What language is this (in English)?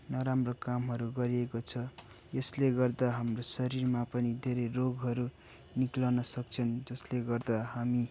Nepali